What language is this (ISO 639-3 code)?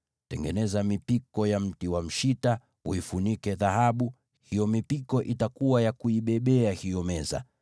swa